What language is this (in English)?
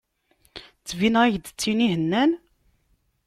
Kabyle